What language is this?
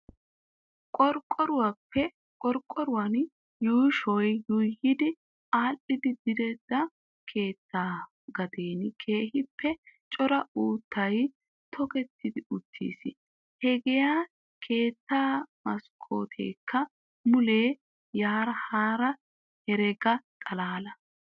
Wolaytta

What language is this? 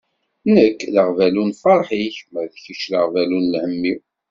Kabyle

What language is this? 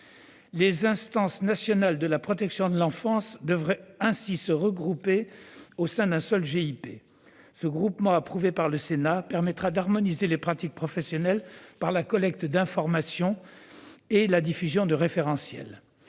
French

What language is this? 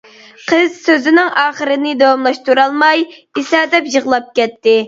Uyghur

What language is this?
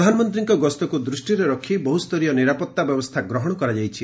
Odia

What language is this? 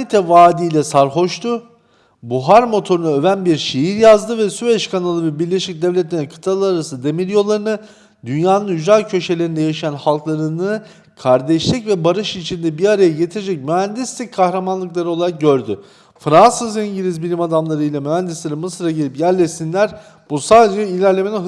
Turkish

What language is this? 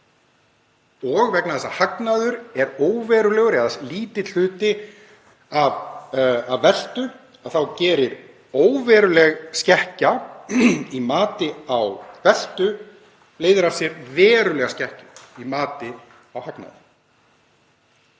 Icelandic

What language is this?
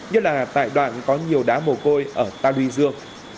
Vietnamese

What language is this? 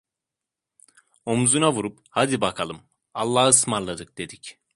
Turkish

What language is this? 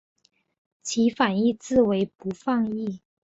Chinese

